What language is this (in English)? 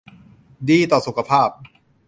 Thai